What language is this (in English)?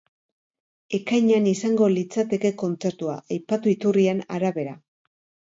Basque